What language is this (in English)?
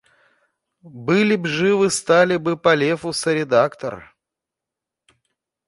Russian